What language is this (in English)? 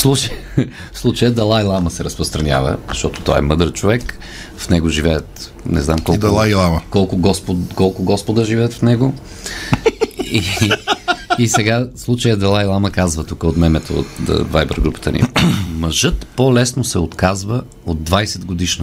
Bulgarian